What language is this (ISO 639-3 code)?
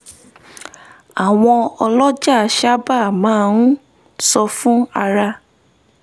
yor